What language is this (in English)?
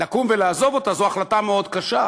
Hebrew